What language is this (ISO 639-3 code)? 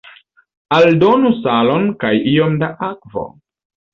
epo